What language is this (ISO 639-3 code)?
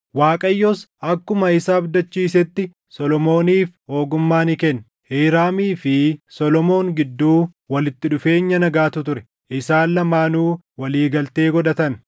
orm